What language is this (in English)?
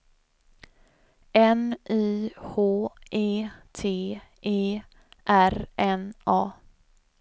Swedish